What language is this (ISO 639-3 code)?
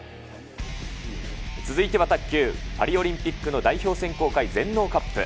jpn